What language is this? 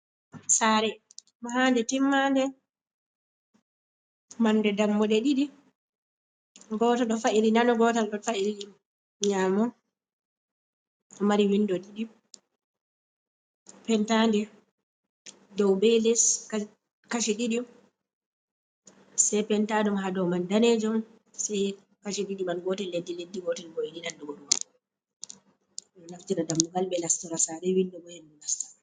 Fula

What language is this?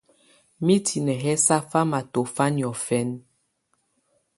Tunen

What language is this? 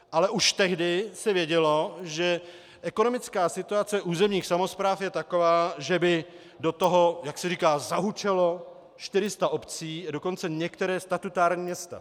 Czech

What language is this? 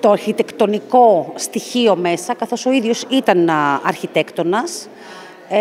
Greek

